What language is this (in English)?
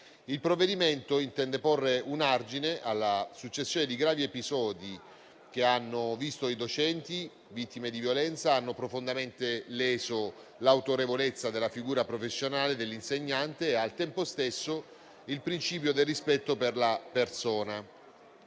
Italian